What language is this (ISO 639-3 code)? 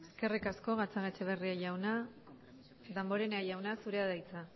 eus